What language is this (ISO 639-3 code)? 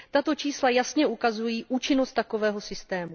ces